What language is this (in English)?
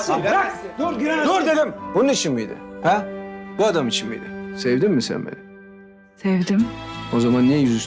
Turkish